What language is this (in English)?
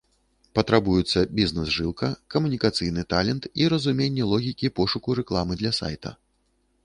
Belarusian